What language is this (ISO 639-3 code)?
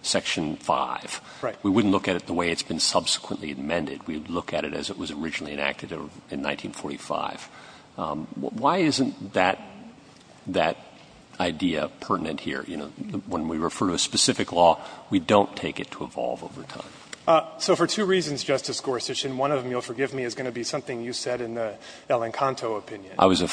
eng